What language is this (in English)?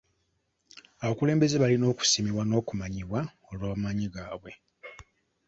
Ganda